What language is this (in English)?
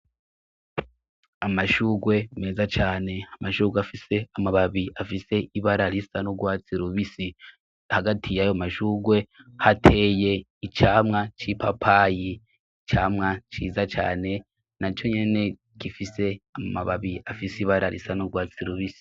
Rundi